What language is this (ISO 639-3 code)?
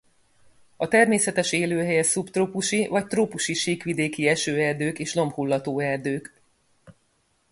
hun